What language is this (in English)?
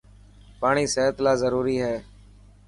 Dhatki